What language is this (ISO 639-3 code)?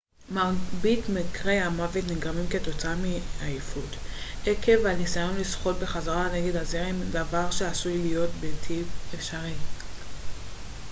heb